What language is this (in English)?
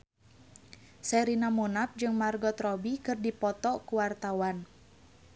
Sundanese